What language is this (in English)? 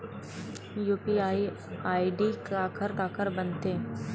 Chhattisgarhi